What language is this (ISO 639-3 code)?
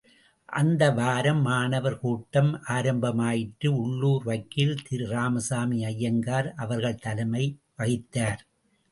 tam